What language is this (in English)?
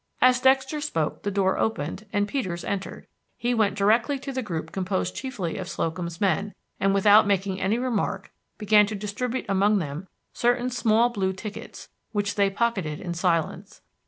English